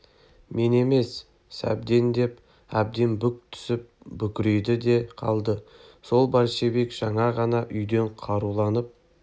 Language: Kazakh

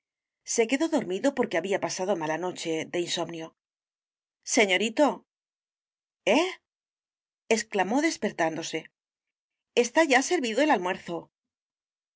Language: Spanish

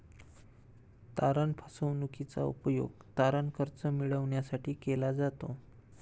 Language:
Marathi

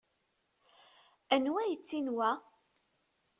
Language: Kabyle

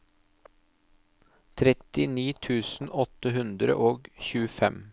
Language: Norwegian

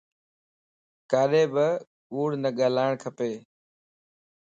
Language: Lasi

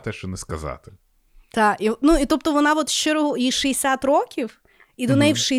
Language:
Ukrainian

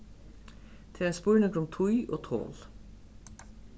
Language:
Faroese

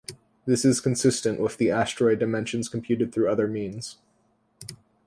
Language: English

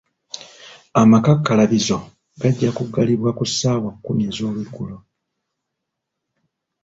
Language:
Ganda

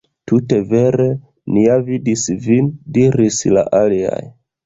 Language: Esperanto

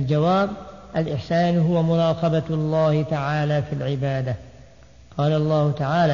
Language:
Arabic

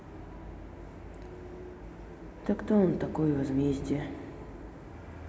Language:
Russian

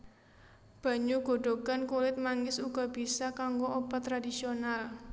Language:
Javanese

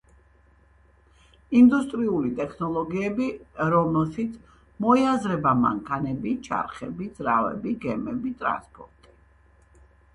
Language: Georgian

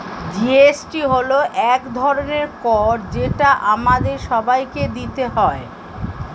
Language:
Bangla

